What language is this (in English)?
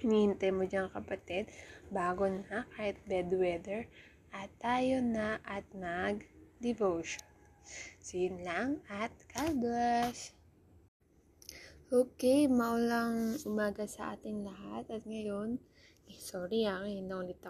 Filipino